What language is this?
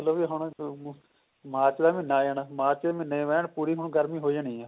Punjabi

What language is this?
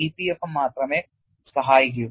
Malayalam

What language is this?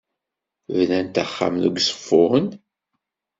Kabyle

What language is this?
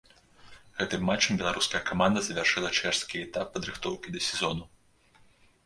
Belarusian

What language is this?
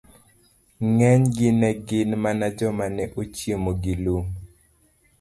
Luo (Kenya and Tanzania)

